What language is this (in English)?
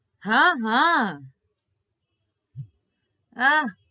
Gujarati